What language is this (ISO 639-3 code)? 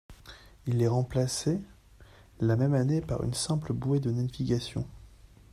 fra